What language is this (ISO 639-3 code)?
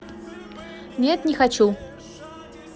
rus